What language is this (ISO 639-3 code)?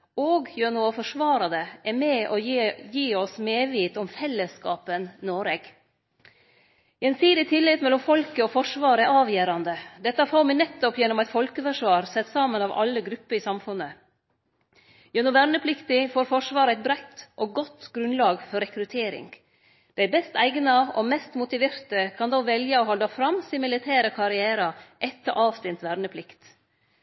nno